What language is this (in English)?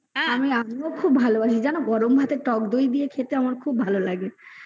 Bangla